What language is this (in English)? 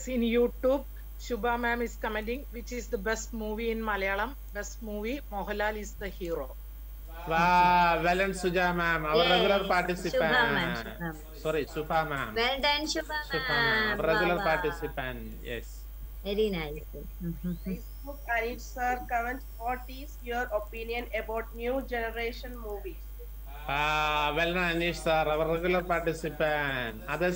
English